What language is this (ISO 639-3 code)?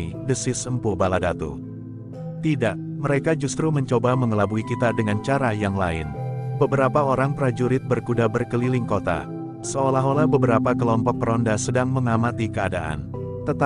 ind